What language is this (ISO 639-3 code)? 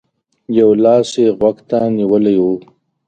pus